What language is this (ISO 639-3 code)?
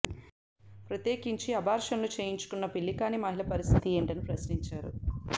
tel